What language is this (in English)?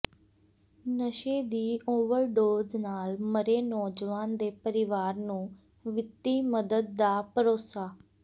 Punjabi